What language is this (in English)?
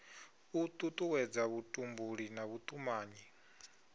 Venda